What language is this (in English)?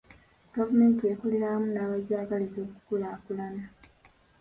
Ganda